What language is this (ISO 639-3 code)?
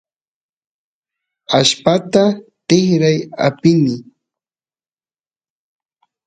qus